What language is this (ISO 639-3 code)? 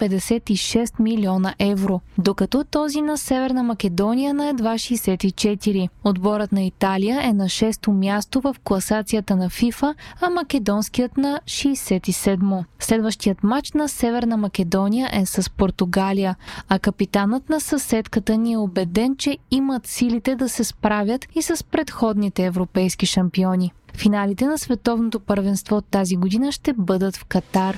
bul